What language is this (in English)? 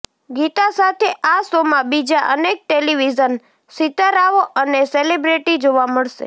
Gujarati